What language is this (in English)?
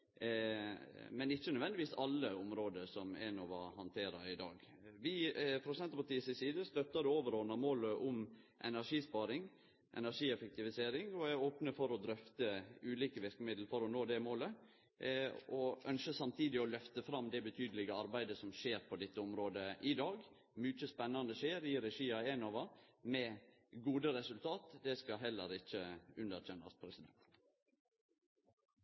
Norwegian Nynorsk